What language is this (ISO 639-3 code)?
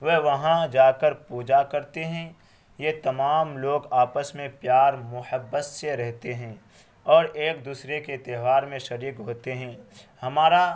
urd